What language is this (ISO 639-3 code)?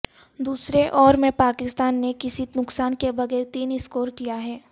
urd